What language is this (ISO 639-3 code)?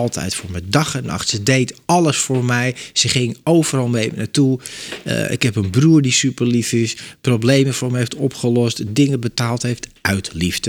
nld